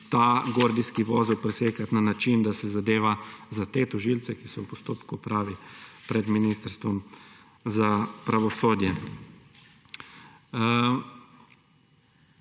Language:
Slovenian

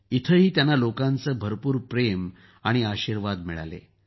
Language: Marathi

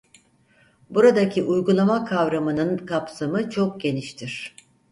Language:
Turkish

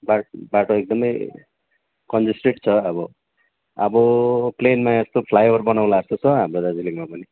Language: Nepali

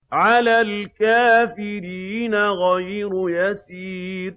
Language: Arabic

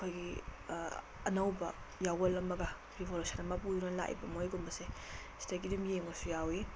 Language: Manipuri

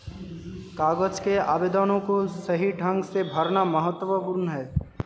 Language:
Hindi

